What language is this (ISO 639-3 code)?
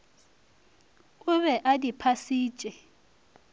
nso